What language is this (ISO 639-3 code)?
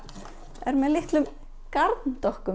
isl